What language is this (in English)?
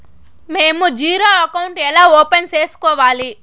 Telugu